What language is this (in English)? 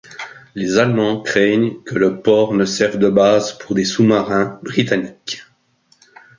French